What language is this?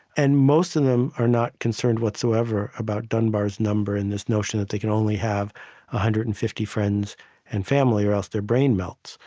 English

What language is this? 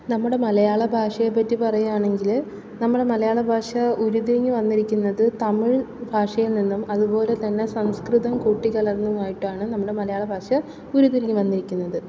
Malayalam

